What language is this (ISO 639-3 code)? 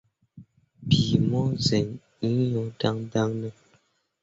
mua